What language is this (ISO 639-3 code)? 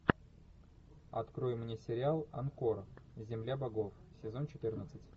rus